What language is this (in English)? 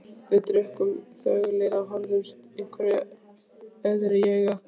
Icelandic